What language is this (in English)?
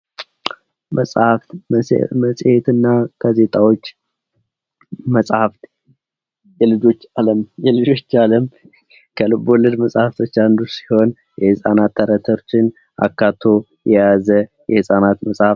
Amharic